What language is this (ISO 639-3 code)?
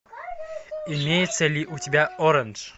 rus